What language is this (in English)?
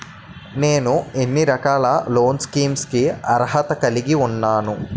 Telugu